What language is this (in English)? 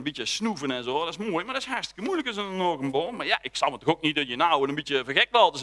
Dutch